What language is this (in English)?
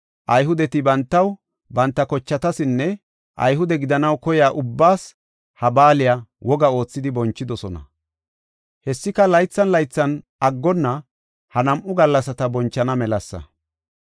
Gofa